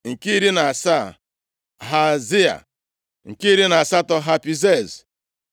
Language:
Igbo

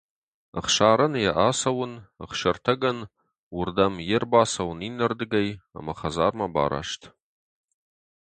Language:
Ossetic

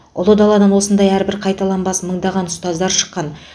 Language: Kazakh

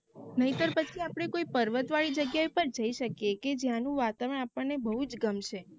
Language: Gujarati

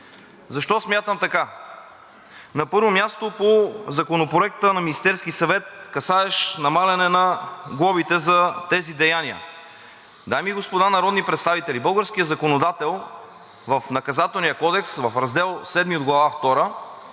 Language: Bulgarian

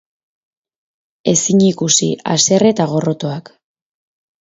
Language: Basque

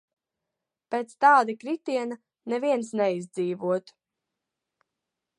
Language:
Latvian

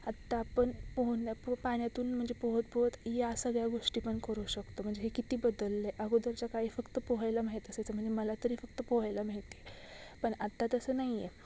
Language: Marathi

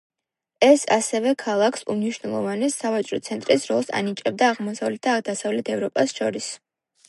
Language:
Georgian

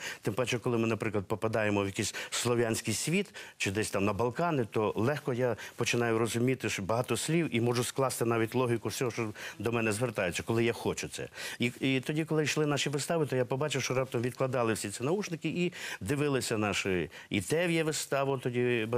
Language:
Ukrainian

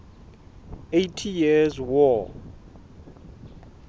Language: Southern Sotho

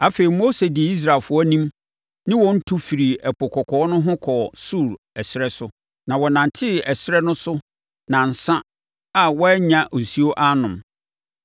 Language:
Akan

